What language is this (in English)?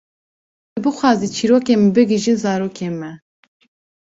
Kurdish